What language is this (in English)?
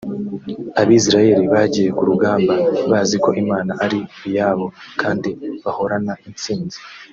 Kinyarwanda